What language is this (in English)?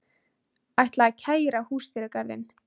Icelandic